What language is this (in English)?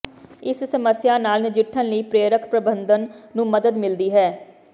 Punjabi